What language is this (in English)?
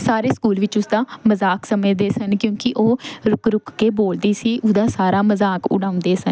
Punjabi